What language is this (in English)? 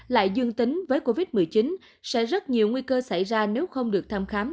Vietnamese